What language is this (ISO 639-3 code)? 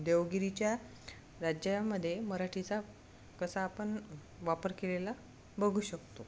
mar